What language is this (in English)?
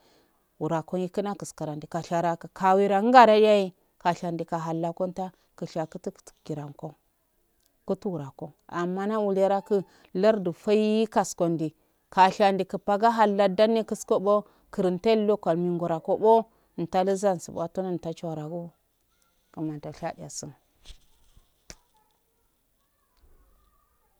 Afade